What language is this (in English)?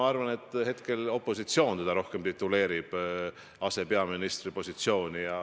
Estonian